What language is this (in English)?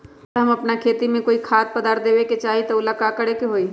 Magahi